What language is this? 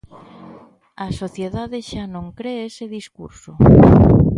Galician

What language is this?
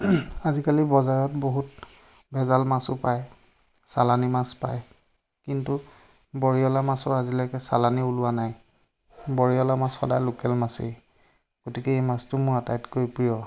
Assamese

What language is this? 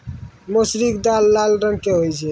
Maithili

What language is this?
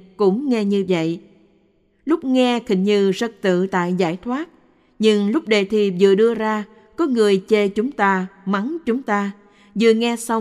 Vietnamese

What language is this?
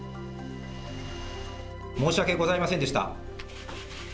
Japanese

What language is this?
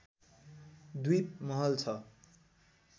Nepali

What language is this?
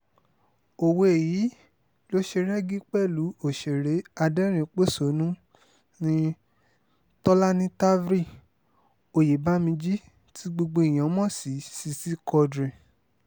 Yoruba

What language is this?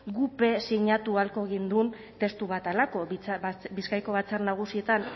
Basque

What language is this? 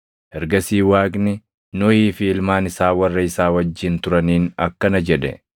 Oromo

